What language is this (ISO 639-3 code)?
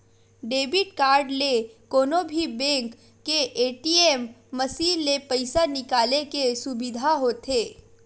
hne